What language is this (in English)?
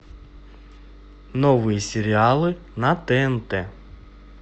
Russian